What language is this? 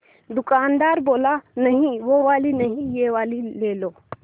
Hindi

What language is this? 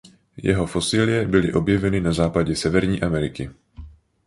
Czech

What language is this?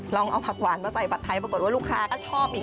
Thai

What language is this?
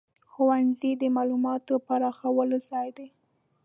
Pashto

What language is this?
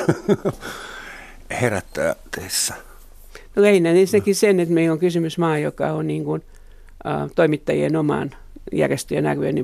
Finnish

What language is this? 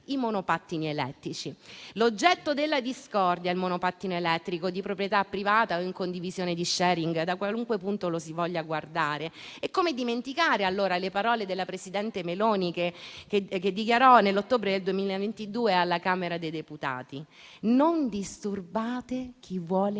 Italian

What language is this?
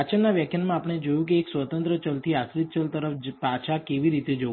Gujarati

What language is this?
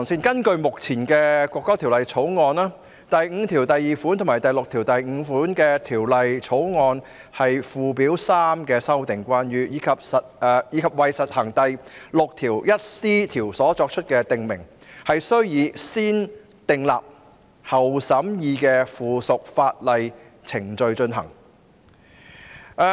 Cantonese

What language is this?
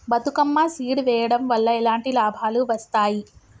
Telugu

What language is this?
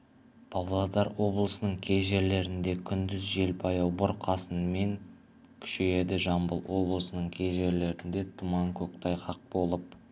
Kazakh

